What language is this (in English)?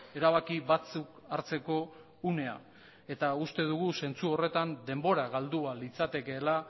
Basque